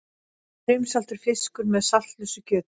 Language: Icelandic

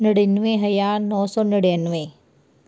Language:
Punjabi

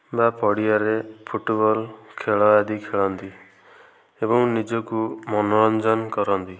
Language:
Odia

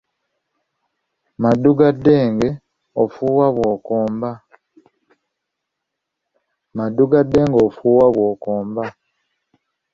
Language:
Ganda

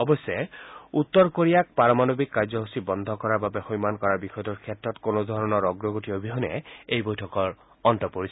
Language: Assamese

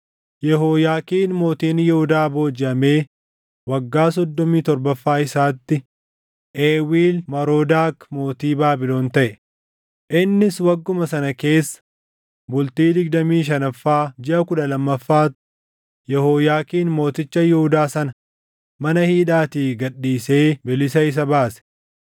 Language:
Oromo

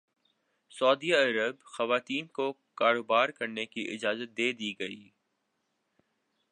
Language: Urdu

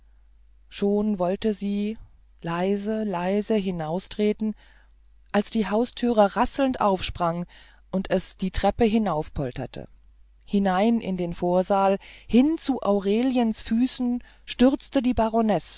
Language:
German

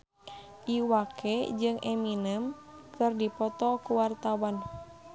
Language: Sundanese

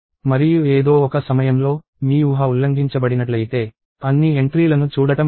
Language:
Telugu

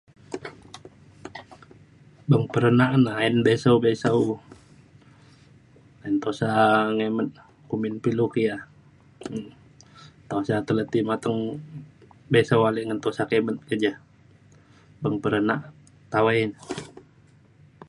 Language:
Mainstream Kenyah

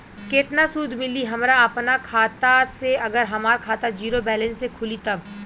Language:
Bhojpuri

